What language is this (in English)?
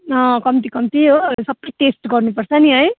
Nepali